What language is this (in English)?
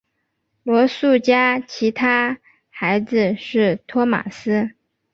Chinese